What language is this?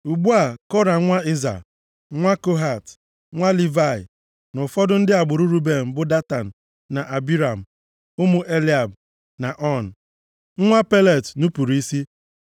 Igbo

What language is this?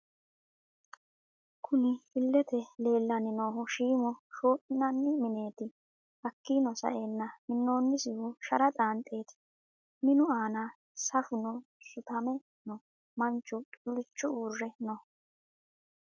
Sidamo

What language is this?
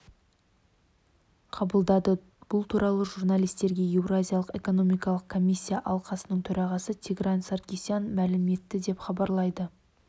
Kazakh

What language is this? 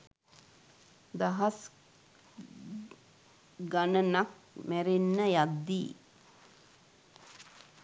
Sinhala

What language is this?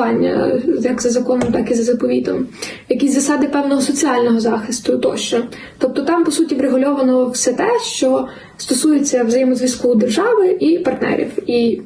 Ukrainian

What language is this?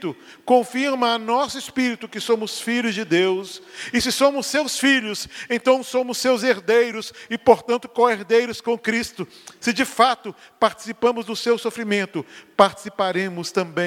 Portuguese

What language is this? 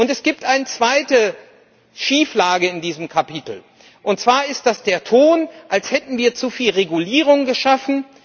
German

